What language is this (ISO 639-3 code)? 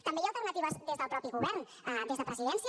cat